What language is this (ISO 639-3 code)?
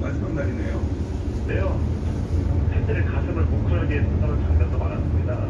kor